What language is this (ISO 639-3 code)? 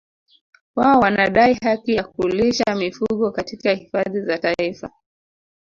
swa